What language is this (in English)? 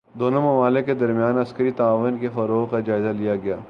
Urdu